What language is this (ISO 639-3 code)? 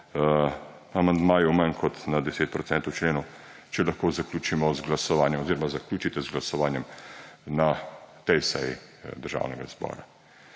slv